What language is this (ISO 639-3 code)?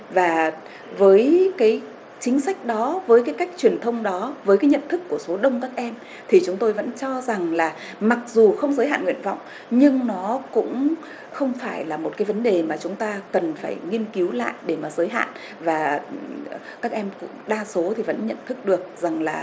vie